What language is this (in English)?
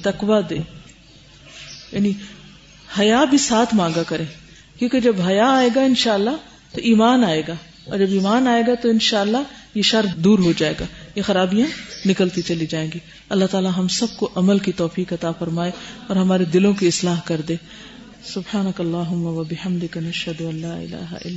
Urdu